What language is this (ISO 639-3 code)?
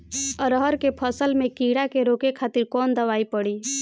bho